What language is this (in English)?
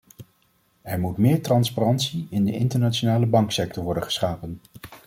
Dutch